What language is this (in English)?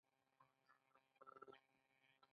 Pashto